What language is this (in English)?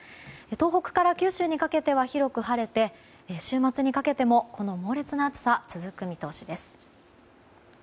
Japanese